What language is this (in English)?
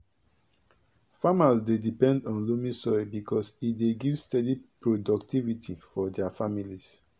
Nigerian Pidgin